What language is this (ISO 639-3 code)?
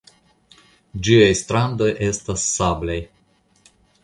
epo